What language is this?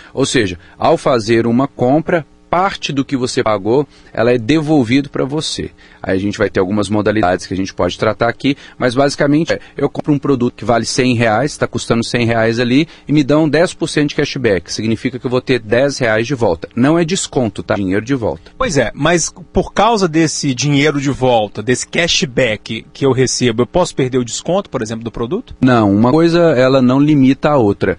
Portuguese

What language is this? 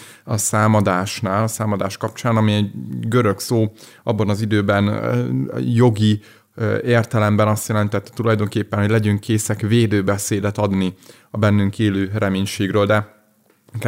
Hungarian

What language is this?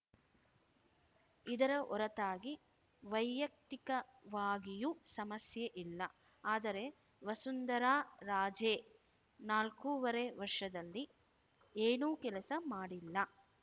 Kannada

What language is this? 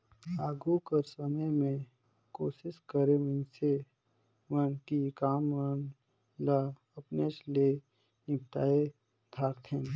Chhattisgarhi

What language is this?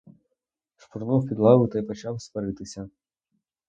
Ukrainian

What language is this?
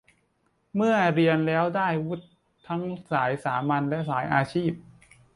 Thai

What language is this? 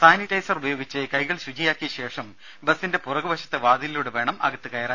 Malayalam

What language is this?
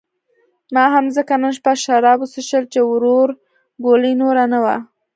Pashto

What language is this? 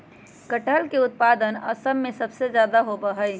Magahi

